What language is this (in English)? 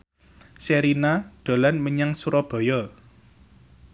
Javanese